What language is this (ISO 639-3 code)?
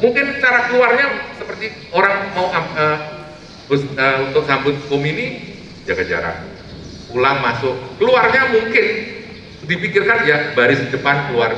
ind